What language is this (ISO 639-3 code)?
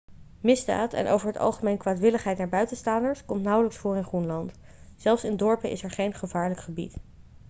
nld